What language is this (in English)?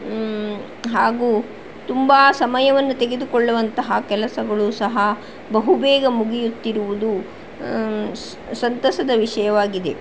Kannada